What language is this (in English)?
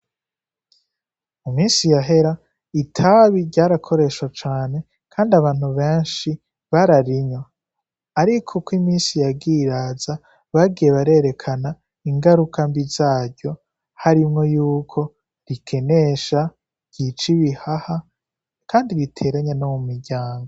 Rundi